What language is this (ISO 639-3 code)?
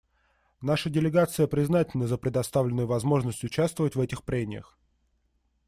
rus